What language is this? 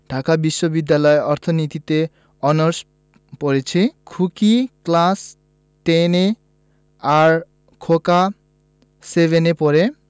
Bangla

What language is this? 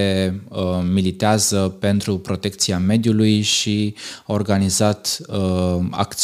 Romanian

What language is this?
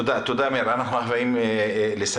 Hebrew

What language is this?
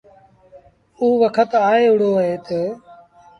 Sindhi Bhil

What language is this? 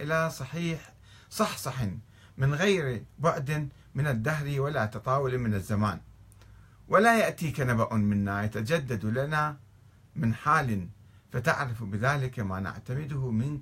Arabic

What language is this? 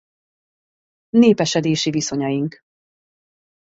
Hungarian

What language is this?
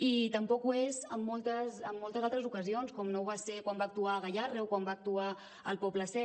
Catalan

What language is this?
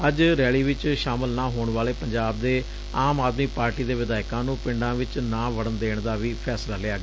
Punjabi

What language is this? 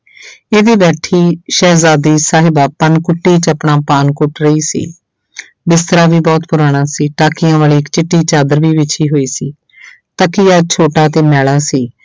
Punjabi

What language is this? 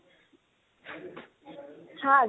Assamese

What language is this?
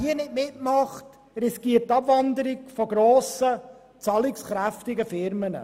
Swiss German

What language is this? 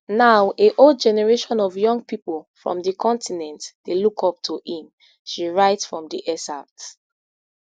Nigerian Pidgin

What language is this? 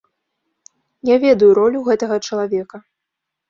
Belarusian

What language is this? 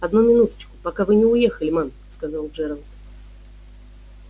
Russian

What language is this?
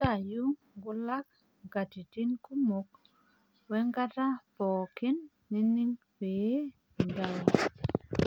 Masai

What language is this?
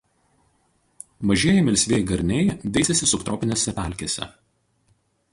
Lithuanian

